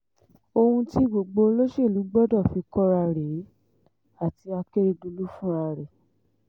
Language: Yoruba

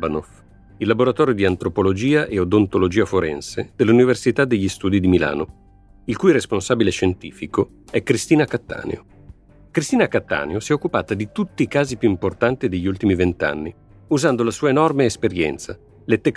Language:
Italian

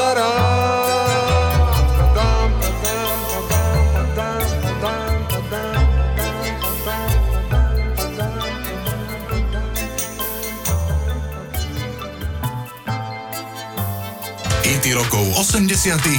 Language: Slovak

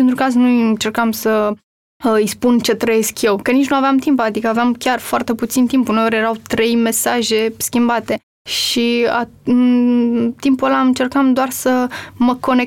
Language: Romanian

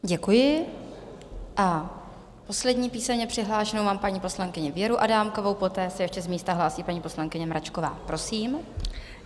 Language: Czech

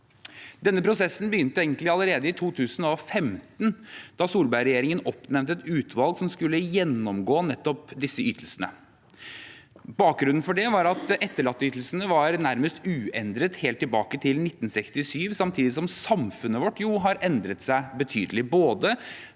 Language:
Norwegian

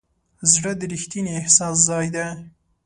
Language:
Pashto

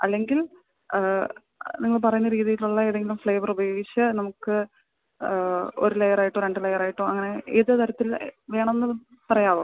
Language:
Malayalam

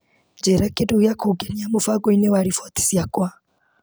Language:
Kikuyu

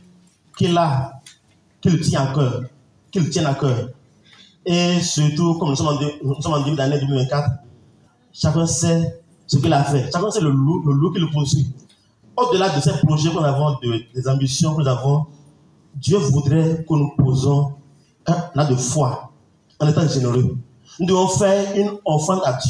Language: French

